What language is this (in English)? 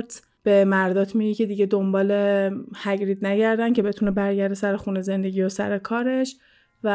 Persian